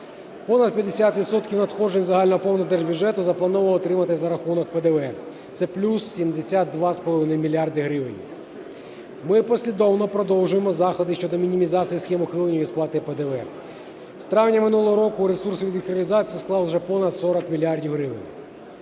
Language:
Ukrainian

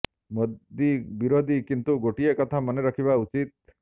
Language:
Odia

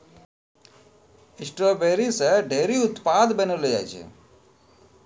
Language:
Maithili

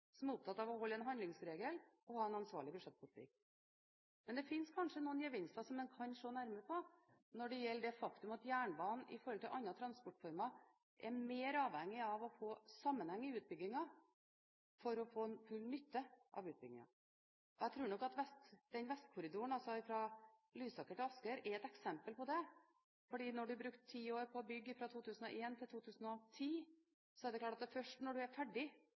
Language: Norwegian Bokmål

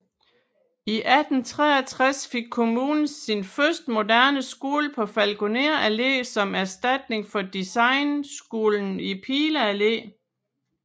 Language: Danish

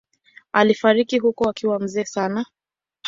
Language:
Swahili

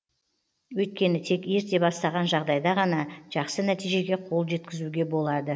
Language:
Kazakh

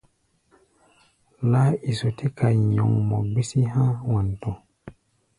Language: Gbaya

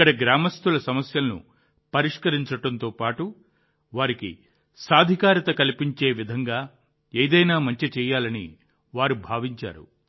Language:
Telugu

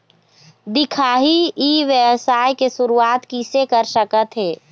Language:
Chhattisgarhi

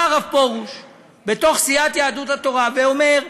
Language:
Hebrew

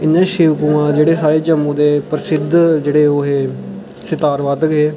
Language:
Dogri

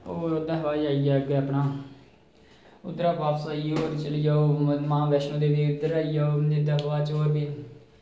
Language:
Dogri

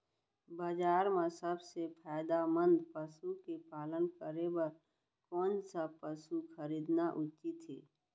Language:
Chhattisgarhi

